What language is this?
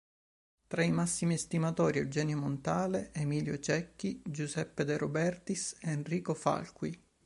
Italian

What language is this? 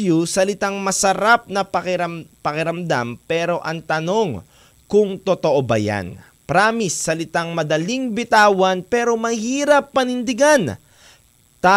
Filipino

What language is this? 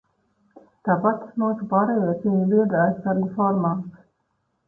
Latvian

